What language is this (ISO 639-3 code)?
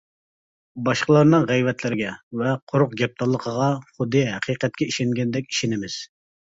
uig